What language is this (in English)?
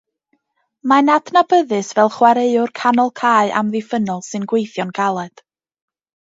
Welsh